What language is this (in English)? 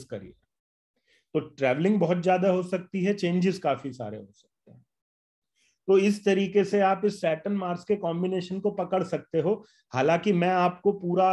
Hindi